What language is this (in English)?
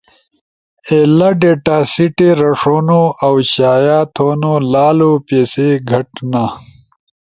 Ushojo